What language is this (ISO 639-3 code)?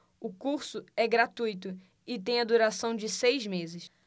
por